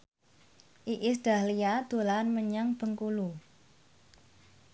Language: Javanese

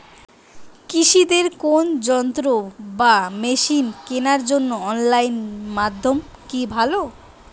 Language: Bangla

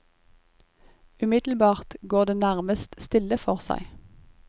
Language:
Norwegian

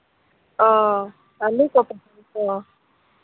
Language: Santali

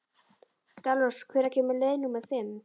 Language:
Icelandic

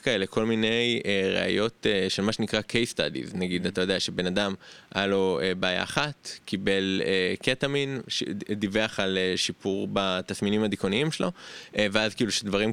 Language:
Hebrew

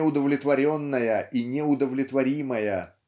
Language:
Russian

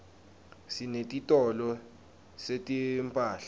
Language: Swati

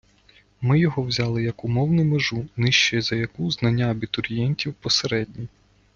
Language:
Ukrainian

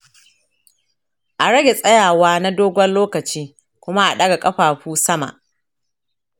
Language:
Hausa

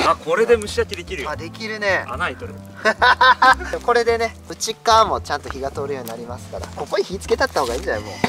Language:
Japanese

